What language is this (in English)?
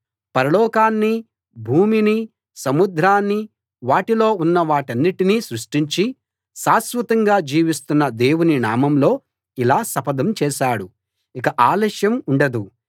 Telugu